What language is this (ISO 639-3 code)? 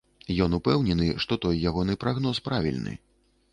bel